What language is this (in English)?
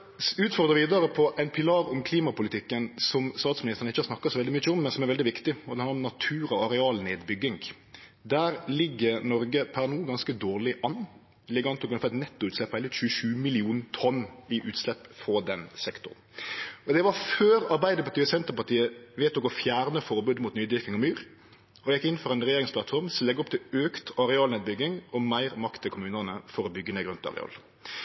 Norwegian Nynorsk